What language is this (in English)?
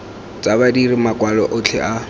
Tswana